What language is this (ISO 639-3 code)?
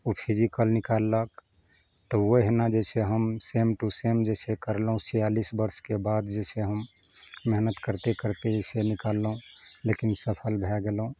mai